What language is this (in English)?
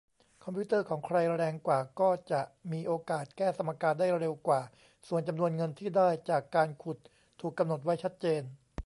Thai